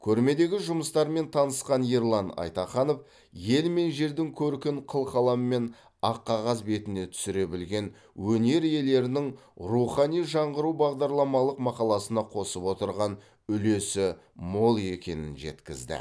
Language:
Kazakh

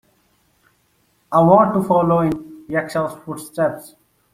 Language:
English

